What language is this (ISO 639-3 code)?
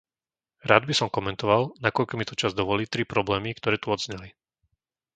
slk